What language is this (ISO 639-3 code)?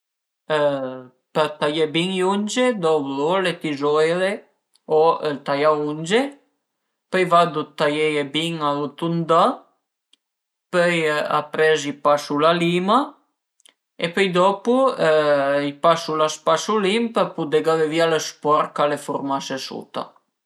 pms